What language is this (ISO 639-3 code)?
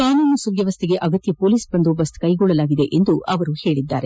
kan